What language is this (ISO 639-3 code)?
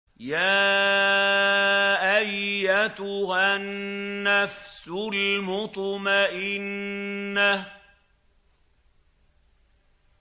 ara